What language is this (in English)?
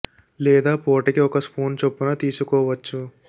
Telugu